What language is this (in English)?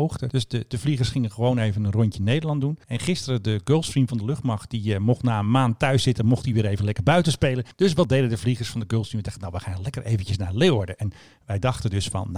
Dutch